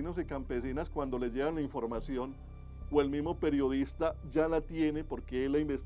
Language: Spanish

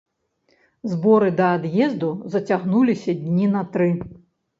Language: Belarusian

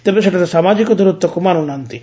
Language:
Odia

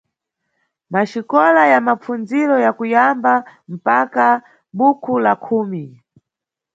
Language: Nyungwe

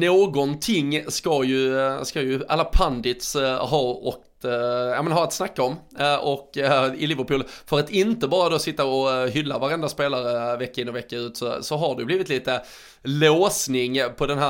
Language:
Swedish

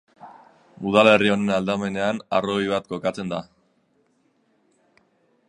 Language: Basque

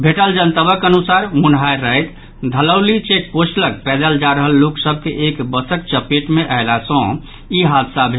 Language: Maithili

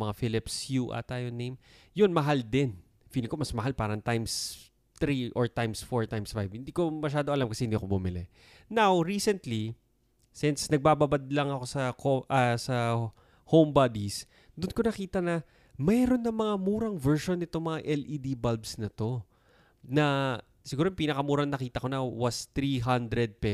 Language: Filipino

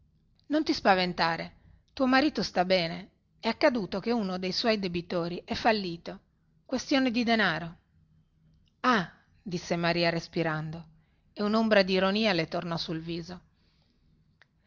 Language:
Italian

